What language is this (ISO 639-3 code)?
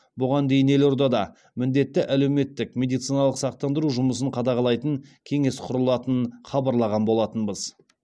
kaz